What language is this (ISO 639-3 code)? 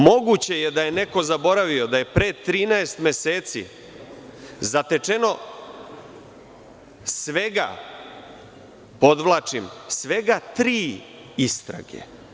srp